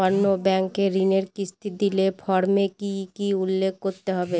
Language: Bangla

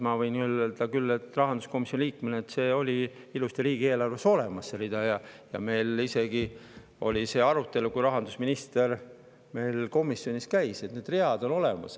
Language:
Estonian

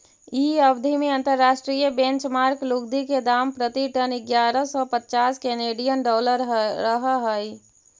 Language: Magahi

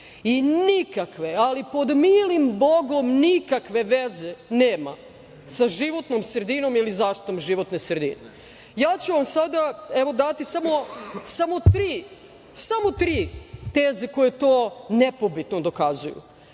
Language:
Serbian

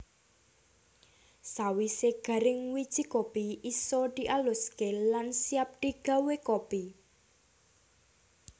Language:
Javanese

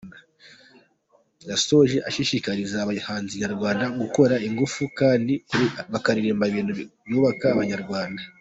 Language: Kinyarwanda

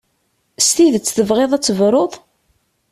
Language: Kabyle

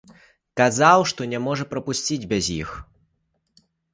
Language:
Belarusian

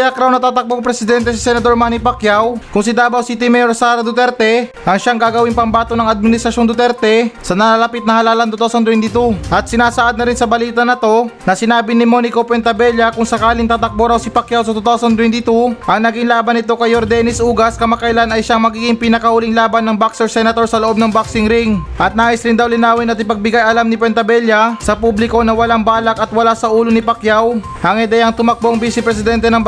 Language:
Filipino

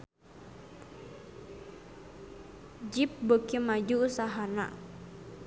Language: Sundanese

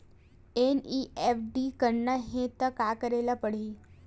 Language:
Chhattisgarhi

